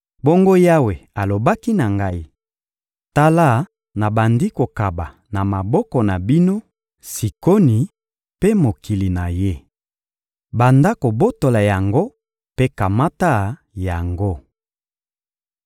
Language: Lingala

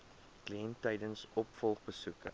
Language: Afrikaans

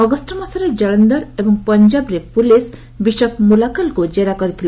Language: Odia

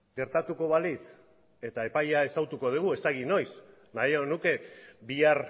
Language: Basque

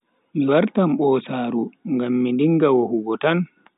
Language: Bagirmi Fulfulde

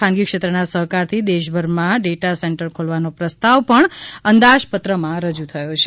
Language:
Gujarati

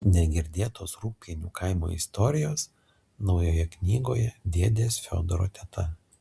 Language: Lithuanian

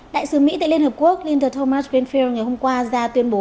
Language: Vietnamese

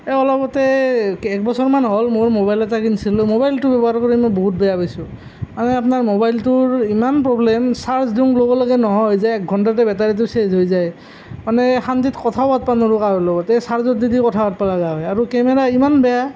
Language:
Assamese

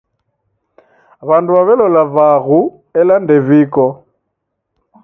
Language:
Taita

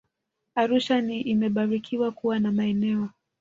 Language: Swahili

